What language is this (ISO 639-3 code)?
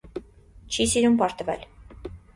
hye